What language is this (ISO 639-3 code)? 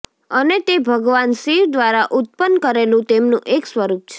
guj